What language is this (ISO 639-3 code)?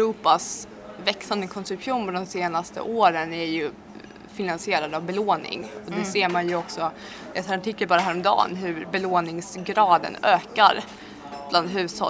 swe